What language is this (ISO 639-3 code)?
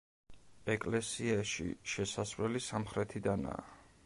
kat